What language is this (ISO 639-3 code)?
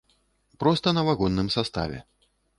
bel